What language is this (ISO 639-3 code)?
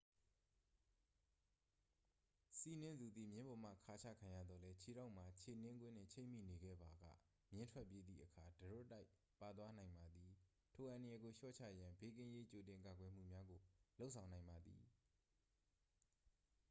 mya